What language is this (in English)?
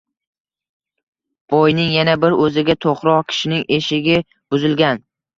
Uzbek